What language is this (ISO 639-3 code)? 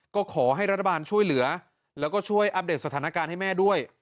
tha